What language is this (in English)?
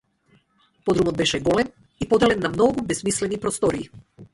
Macedonian